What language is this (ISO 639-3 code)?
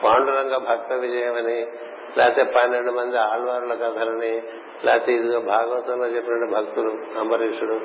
tel